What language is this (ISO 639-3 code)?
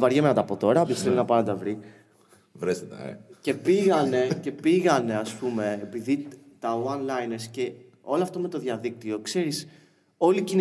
ell